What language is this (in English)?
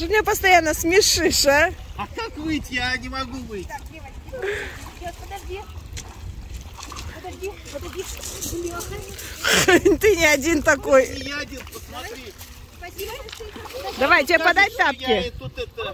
Russian